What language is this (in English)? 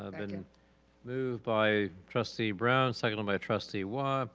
English